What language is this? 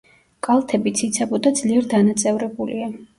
Georgian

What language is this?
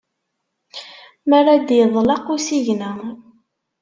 Kabyle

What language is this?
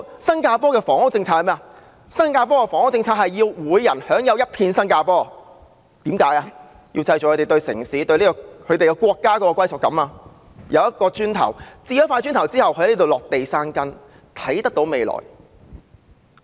Cantonese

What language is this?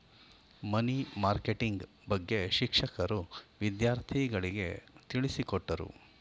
Kannada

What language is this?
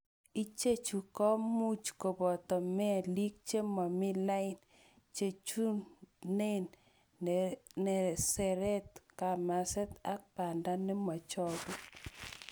Kalenjin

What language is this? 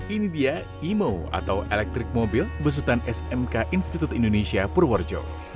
Indonesian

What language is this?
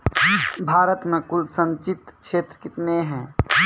Maithili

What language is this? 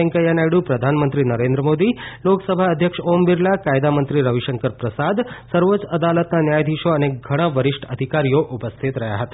Gujarati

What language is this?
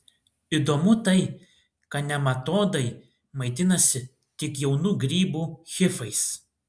Lithuanian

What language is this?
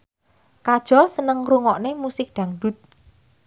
Javanese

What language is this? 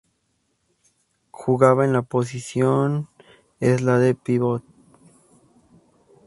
Spanish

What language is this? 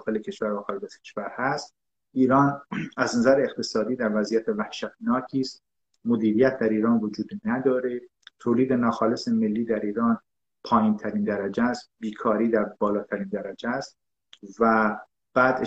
Persian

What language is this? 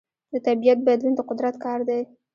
Pashto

